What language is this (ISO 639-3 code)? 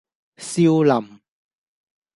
yue